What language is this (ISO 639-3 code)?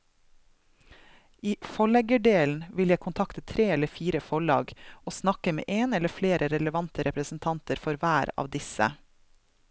nor